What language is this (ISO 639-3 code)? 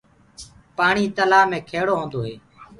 ggg